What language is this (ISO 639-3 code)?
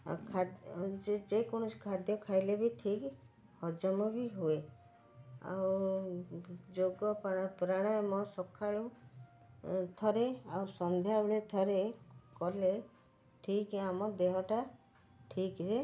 ori